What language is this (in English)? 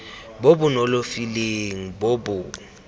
Tswana